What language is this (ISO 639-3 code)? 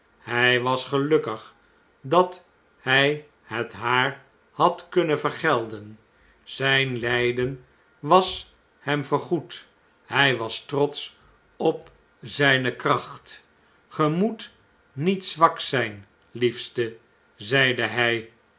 nld